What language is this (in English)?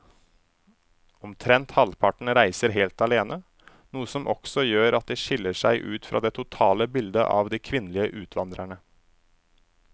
Norwegian